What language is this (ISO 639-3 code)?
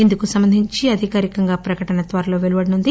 tel